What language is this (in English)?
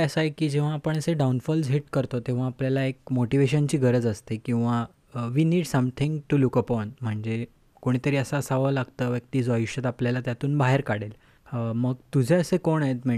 Marathi